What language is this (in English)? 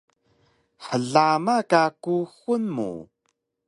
Taroko